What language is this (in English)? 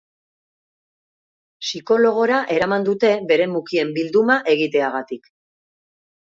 Basque